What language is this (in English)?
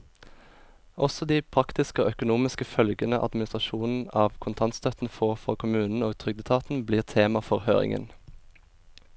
Norwegian